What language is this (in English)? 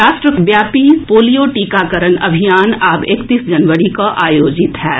Maithili